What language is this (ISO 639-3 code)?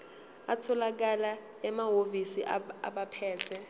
zul